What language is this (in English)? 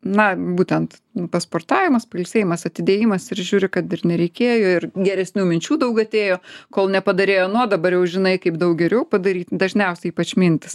Lithuanian